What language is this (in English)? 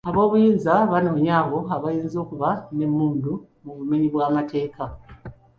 Ganda